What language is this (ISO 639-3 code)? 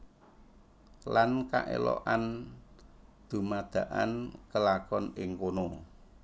jav